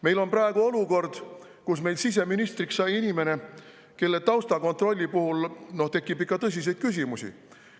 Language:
Estonian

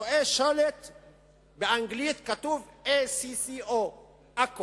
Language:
Hebrew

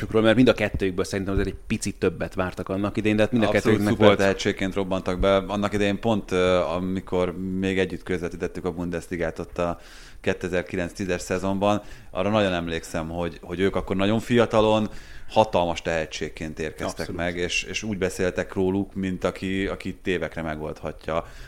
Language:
Hungarian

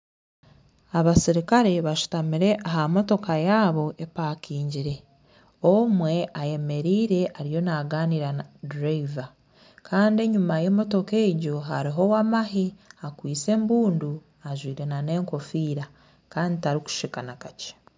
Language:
Nyankole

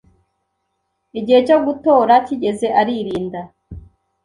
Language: Kinyarwanda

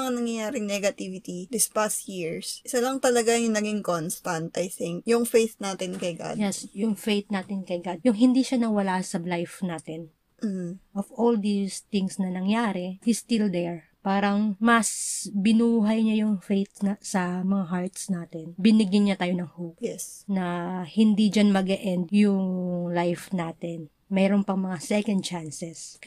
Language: Filipino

